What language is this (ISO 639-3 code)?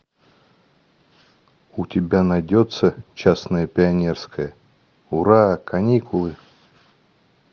rus